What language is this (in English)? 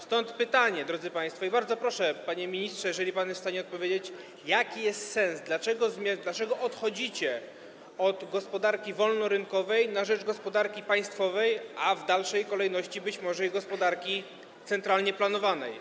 Polish